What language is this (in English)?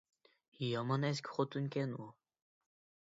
Uyghur